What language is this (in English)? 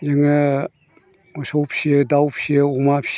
Bodo